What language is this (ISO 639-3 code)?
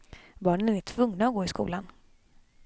swe